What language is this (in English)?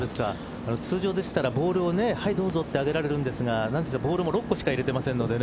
Japanese